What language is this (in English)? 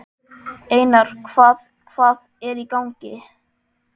Icelandic